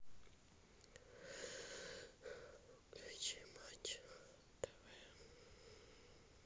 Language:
Russian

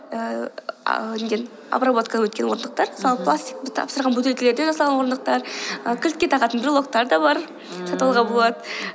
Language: Kazakh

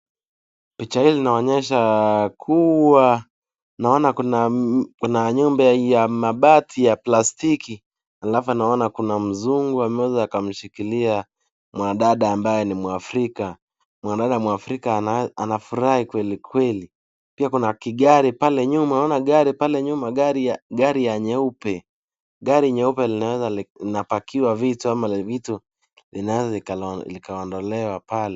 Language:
Swahili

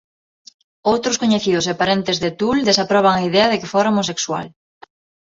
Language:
Galician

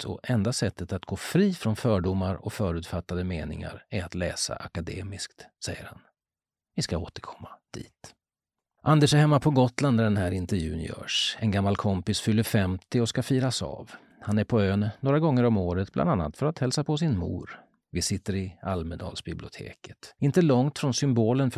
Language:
Swedish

